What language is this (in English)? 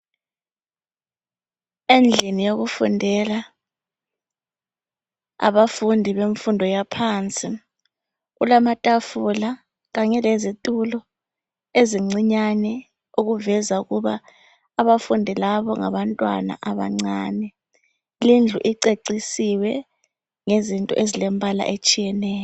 North Ndebele